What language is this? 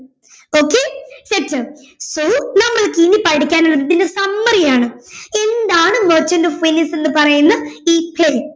Malayalam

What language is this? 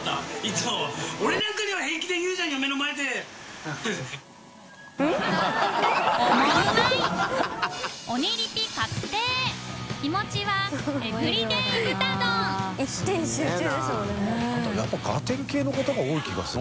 Japanese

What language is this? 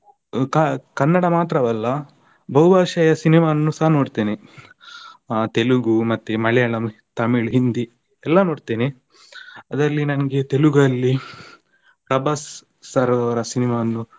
Kannada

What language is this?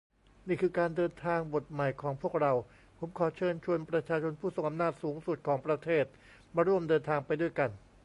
Thai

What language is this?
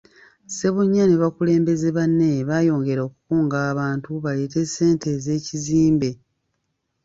Ganda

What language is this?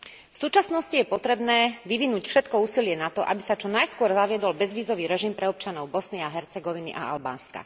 Slovak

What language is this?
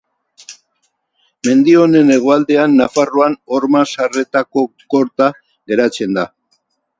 Basque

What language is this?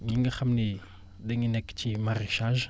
Wolof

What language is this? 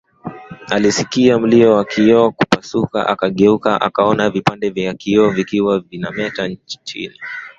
Swahili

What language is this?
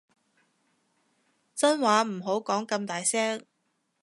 Cantonese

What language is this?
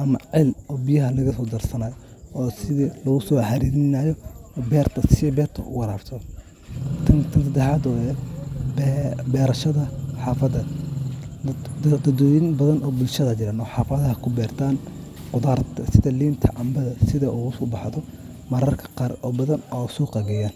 Somali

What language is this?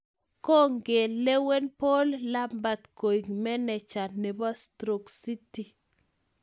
Kalenjin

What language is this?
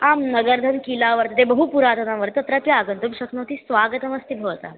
Sanskrit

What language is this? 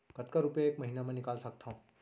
Chhattisgarhi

